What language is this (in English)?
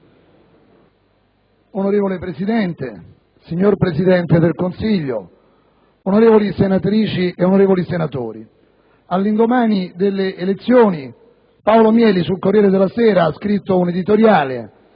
Italian